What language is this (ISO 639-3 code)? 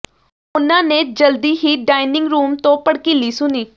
pan